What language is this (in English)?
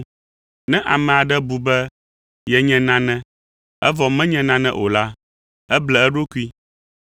Ewe